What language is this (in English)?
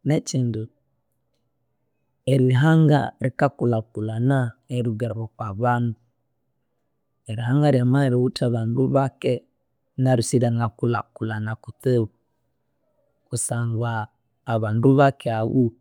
Konzo